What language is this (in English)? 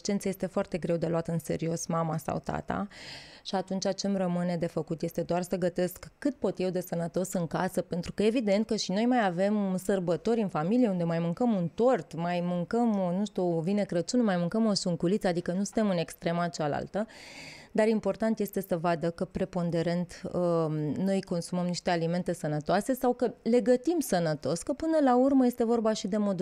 Romanian